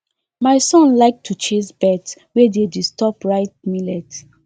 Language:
Nigerian Pidgin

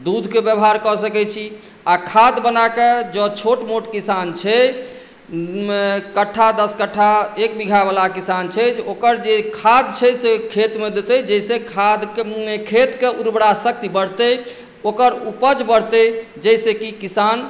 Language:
Maithili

